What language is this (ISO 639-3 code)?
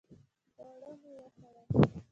pus